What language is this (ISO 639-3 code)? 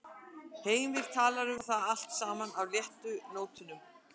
isl